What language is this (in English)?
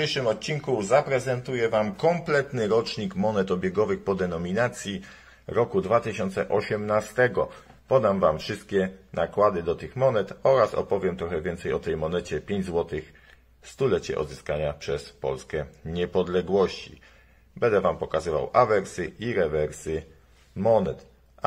Polish